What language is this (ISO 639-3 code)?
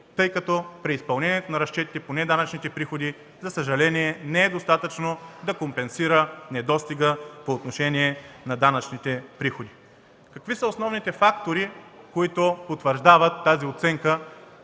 bul